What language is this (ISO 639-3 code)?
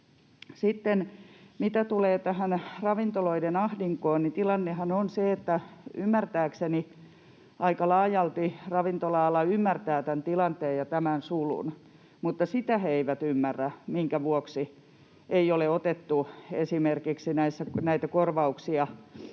fin